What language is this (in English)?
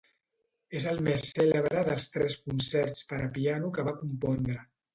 Catalan